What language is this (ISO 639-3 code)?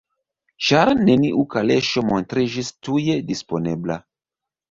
epo